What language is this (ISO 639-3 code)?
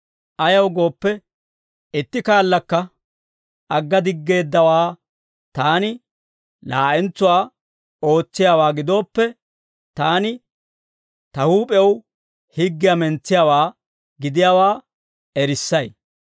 dwr